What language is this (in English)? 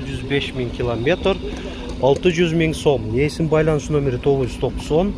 Turkish